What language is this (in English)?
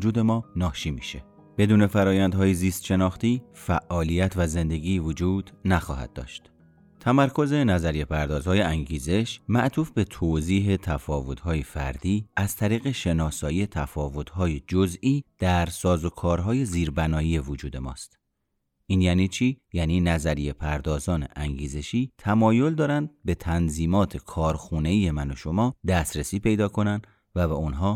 Persian